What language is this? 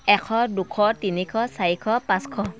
Assamese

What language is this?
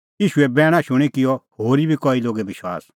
Kullu Pahari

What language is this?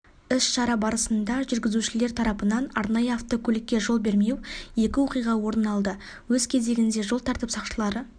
Kazakh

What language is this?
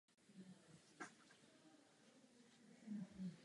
Czech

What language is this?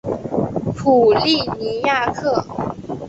Chinese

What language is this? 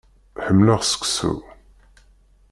Kabyle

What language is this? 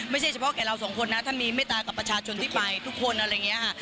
Thai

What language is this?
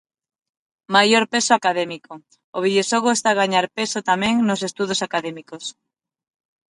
Galician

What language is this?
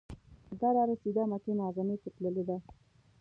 Pashto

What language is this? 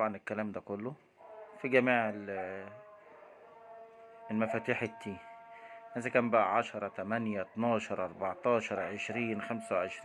Arabic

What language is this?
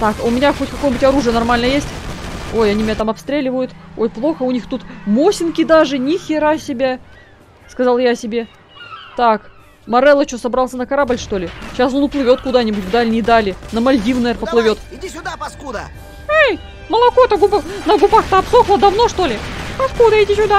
Russian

